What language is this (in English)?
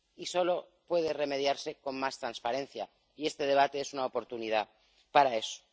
Spanish